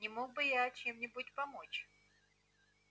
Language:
Russian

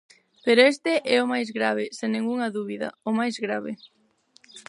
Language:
Galician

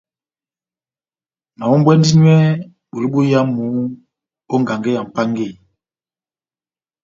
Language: Batanga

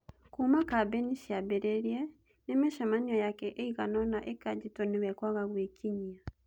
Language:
Kikuyu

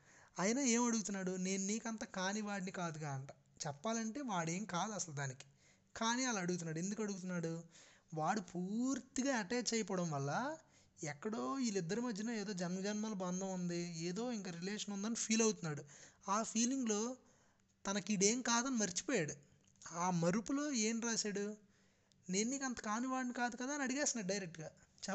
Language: Telugu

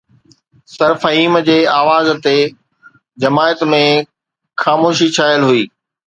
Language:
Sindhi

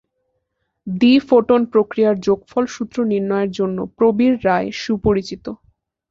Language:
Bangla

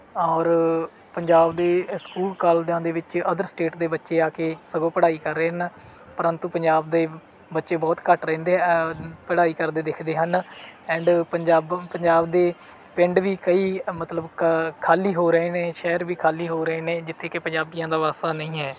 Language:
Punjabi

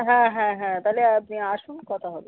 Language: Bangla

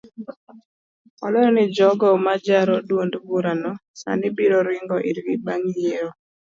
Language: Luo (Kenya and Tanzania)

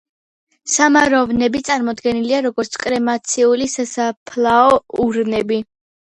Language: Georgian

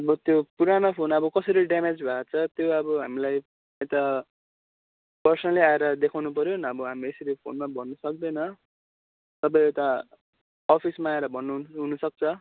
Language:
Nepali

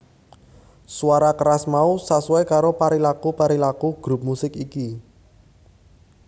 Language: Javanese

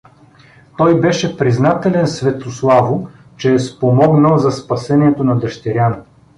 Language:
Bulgarian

